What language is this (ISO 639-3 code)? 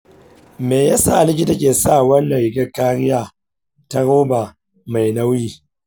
hau